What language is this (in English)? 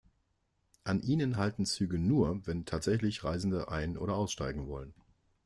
German